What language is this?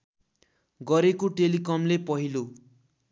Nepali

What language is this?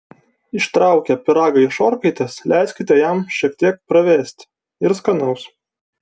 Lithuanian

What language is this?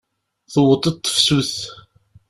Kabyle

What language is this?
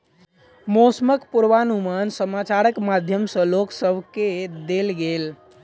Maithili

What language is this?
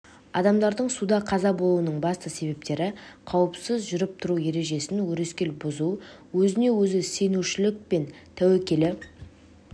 Kazakh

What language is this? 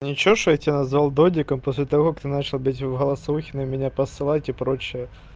Russian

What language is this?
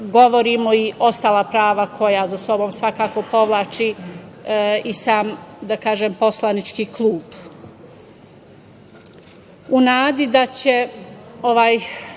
Serbian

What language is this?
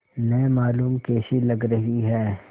Hindi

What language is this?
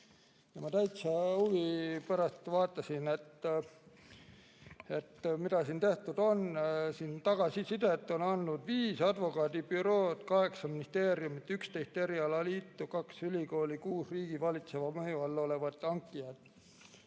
Estonian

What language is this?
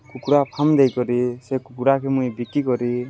Odia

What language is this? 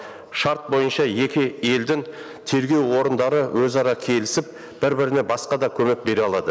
Kazakh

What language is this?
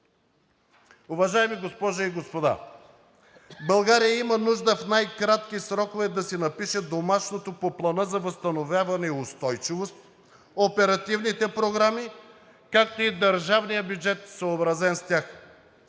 Bulgarian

